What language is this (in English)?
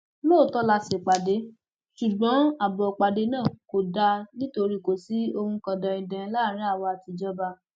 Yoruba